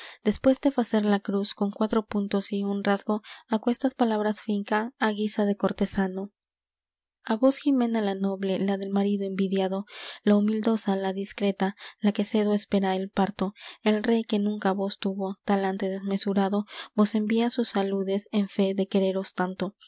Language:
Spanish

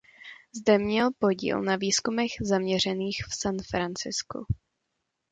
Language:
Czech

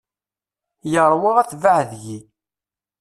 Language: Kabyle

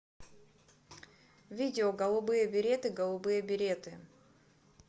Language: Russian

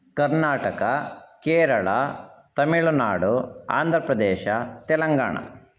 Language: Sanskrit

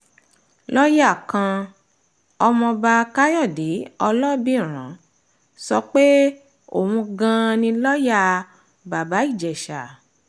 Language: Yoruba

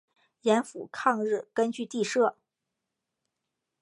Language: Chinese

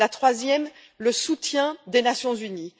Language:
French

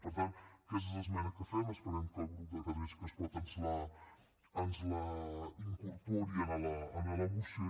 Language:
Catalan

